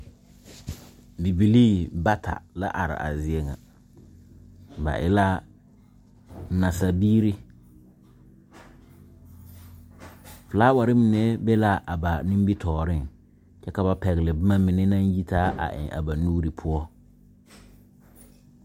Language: Southern Dagaare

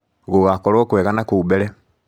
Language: Kikuyu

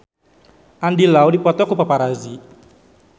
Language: Sundanese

